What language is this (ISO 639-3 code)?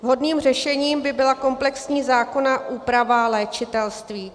ces